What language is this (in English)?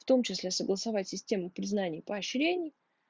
Russian